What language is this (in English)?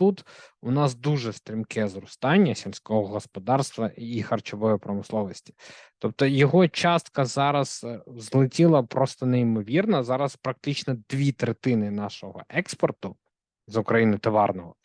Ukrainian